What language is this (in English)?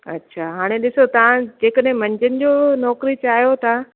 Sindhi